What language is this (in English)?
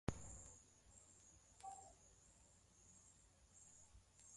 Swahili